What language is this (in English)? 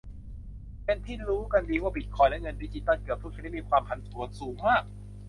Thai